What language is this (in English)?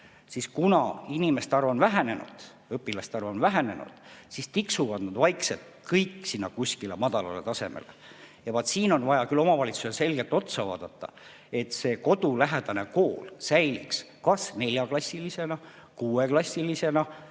Estonian